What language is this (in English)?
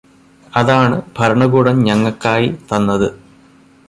Malayalam